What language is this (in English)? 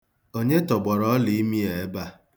Igbo